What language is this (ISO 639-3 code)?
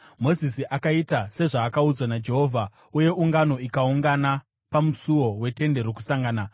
sna